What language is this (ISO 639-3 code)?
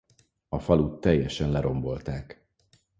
hun